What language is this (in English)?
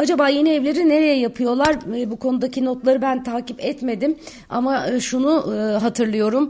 Turkish